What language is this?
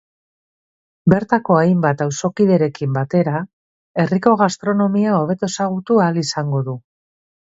Basque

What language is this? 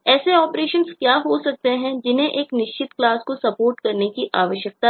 Hindi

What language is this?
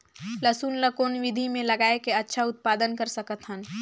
Chhattisgarhi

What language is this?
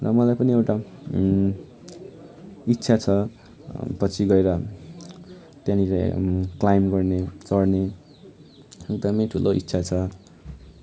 Nepali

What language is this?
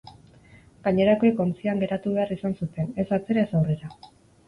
Basque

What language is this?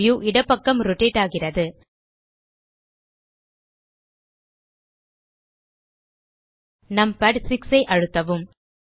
Tamil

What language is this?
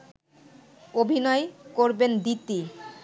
Bangla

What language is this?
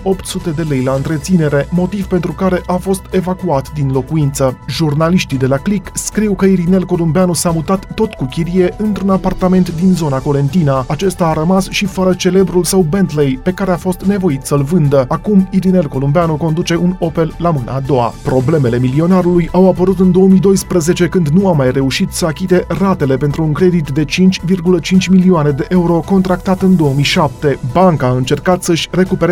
Romanian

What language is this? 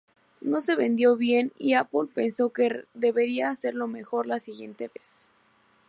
Spanish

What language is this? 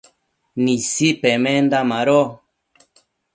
Matsés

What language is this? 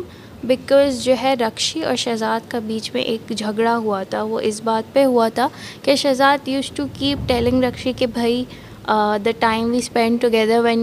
Urdu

